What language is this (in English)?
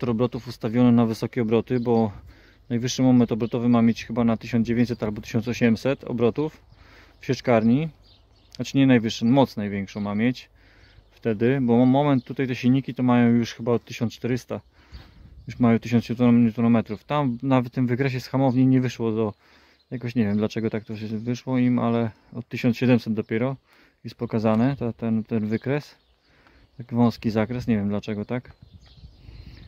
Polish